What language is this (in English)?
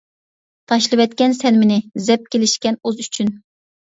Uyghur